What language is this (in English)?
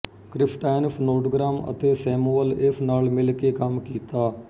Punjabi